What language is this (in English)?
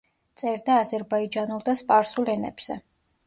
Georgian